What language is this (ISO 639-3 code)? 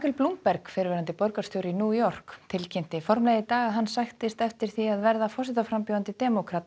isl